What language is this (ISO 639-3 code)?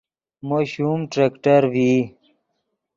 ydg